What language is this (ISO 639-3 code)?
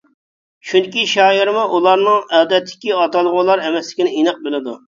uig